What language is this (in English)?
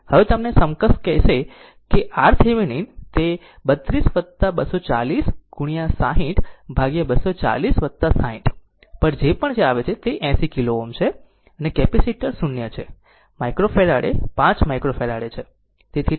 Gujarati